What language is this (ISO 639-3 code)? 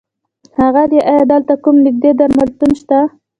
pus